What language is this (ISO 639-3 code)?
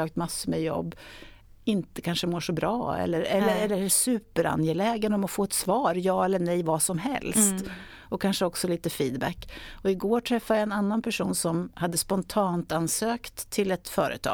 swe